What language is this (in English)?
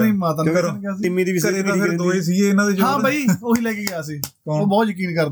Punjabi